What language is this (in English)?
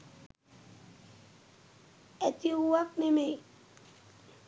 Sinhala